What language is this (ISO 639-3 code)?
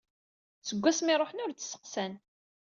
kab